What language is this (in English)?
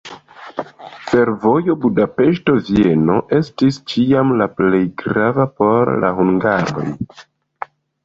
Esperanto